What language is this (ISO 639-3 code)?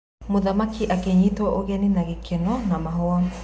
kik